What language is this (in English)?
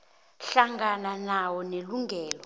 South Ndebele